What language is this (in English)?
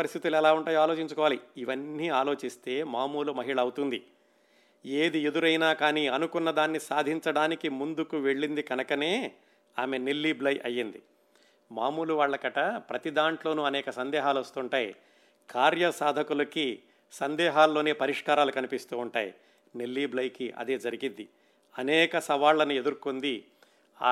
Telugu